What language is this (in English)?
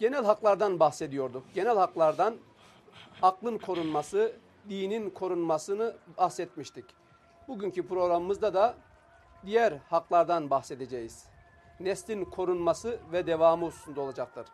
Turkish